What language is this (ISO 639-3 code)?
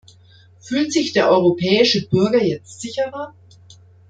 deu